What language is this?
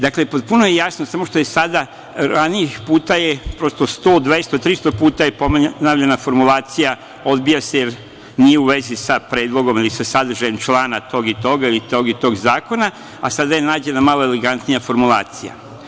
Serbian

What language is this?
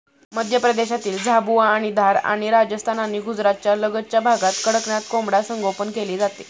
Marathi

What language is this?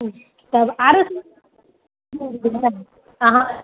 Maithili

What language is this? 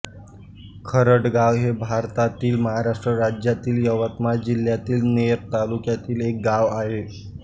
Marathi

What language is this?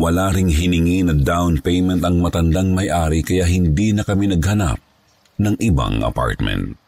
Filipino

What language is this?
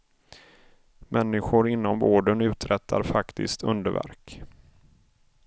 Swedish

